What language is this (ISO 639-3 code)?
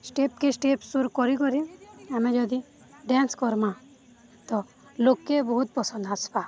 ori